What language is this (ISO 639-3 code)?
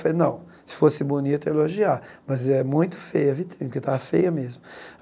por